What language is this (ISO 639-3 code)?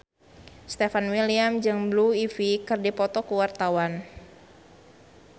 sun